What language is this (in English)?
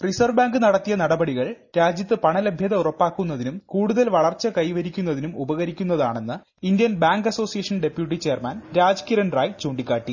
Malayalam